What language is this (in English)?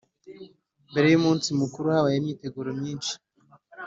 Kinyarwanda